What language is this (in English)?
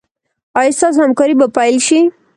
Pashto